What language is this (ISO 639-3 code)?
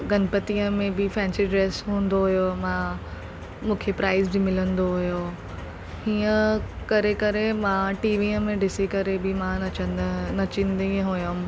snd